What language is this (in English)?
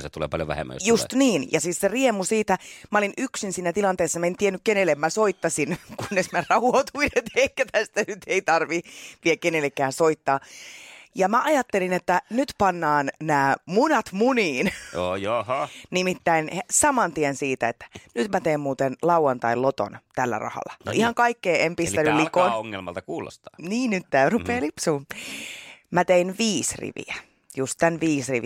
Finnish